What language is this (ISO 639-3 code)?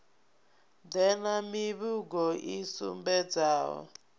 ven